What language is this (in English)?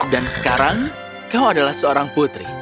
Indonesian